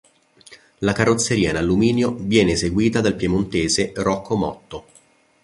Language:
Italian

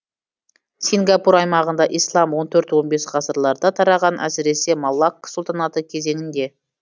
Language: Kazakh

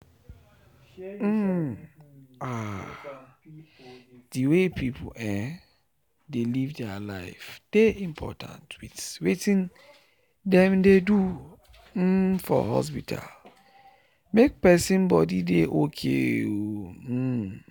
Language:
Nigerian Pidgin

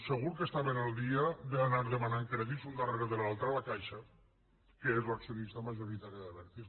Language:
Catalan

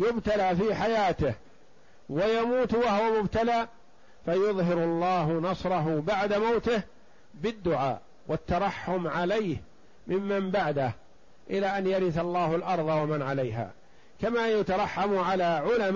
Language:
Arabic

